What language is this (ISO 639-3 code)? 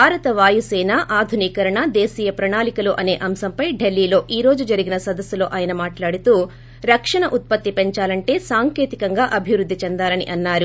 tel